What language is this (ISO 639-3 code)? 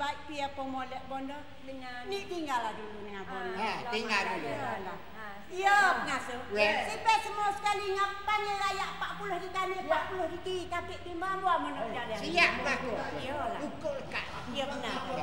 msa